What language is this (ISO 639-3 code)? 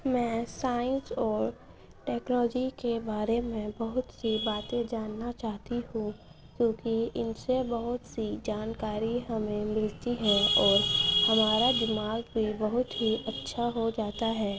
urd